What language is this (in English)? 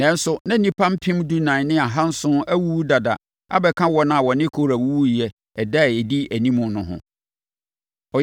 Akan